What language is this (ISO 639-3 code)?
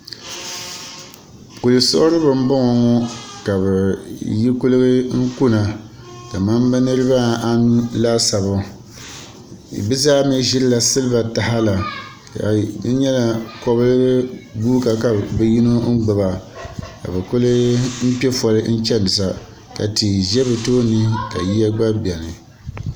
dag